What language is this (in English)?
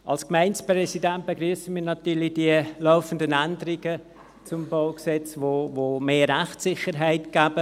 Swiss German